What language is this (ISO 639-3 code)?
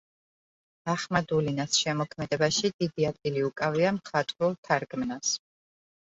kat